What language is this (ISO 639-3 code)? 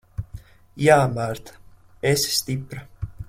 lav